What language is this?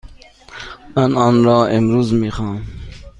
Persian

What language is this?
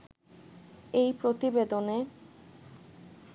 Bangla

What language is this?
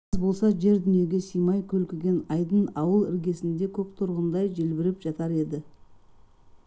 Kazakh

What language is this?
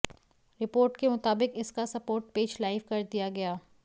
Hindi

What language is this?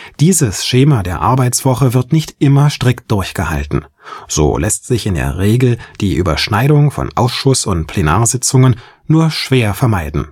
German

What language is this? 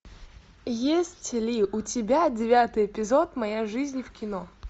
Russian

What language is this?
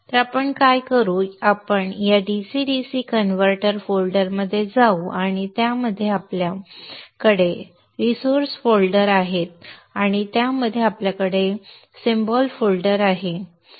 Marathi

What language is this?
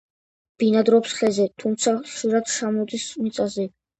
Georgian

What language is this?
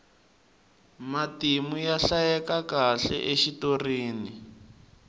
Tsonga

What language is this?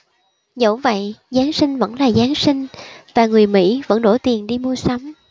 Vietnamese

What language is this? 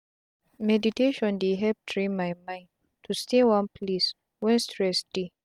Nigerian Pidgin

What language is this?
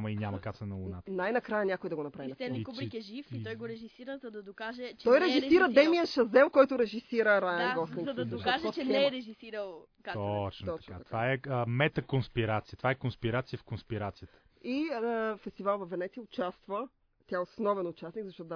Bulgarian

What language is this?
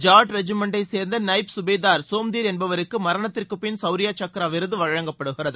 Tamil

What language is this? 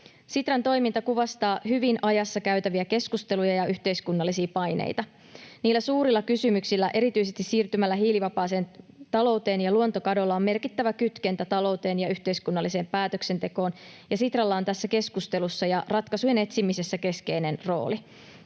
Finnish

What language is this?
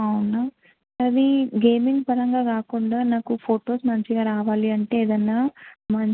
Telugu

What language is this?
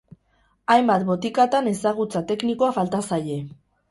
Basque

